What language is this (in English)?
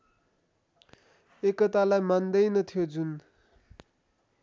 Nepali